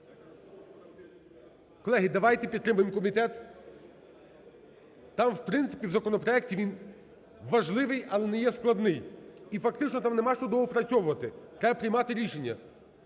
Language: Ukrainian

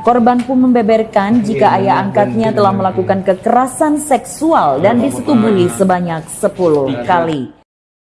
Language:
Indonesian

